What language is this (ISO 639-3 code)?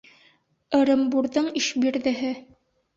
bak